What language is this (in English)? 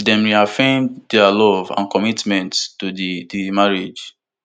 Nigerian Pidgin